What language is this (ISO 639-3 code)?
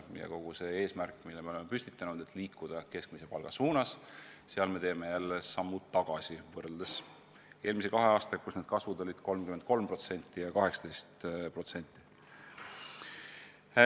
est